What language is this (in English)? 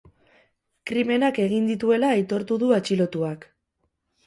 Basque